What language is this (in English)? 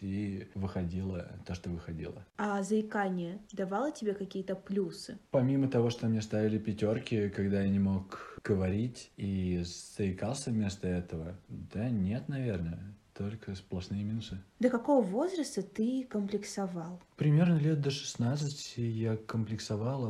Russian